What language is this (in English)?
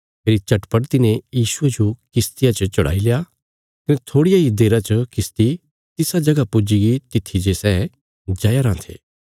Bilaspuri